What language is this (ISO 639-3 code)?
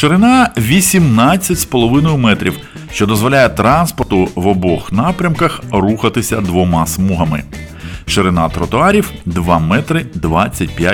ukr